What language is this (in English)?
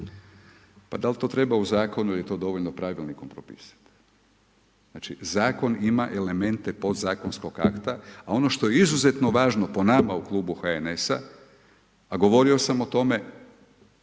Croatian